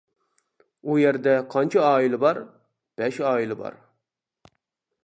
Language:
Uyghur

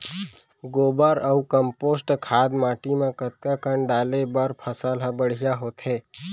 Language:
Chhattisgarhi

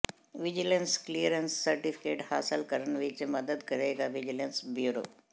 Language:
Punjabi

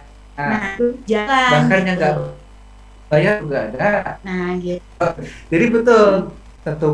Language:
Indonesian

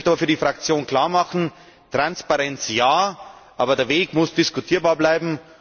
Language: German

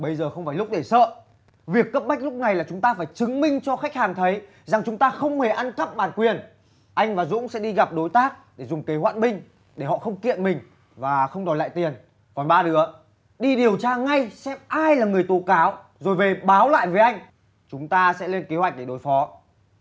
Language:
Vietnamese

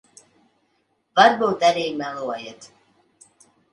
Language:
Latvian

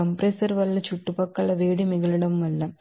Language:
Telugu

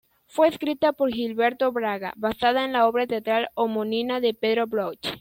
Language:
Spanish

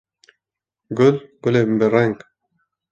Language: Kurdish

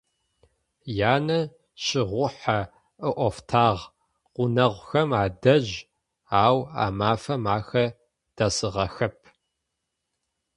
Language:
Adyghe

